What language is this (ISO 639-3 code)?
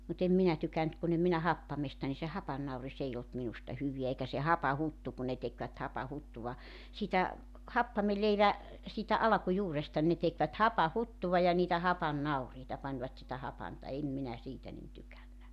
fin